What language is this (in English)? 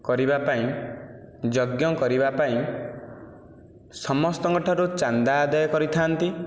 Odia